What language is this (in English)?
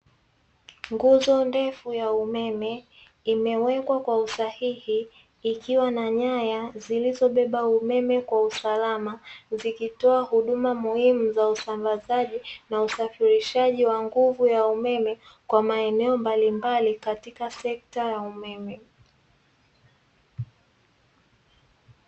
Swahili